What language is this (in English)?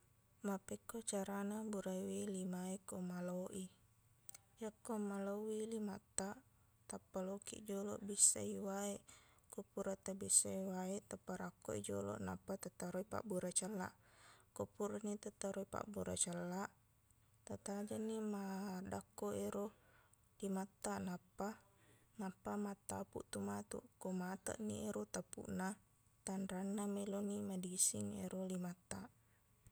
Buginese